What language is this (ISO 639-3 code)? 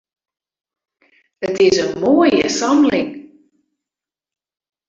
fry